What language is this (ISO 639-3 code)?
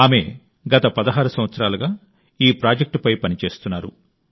tel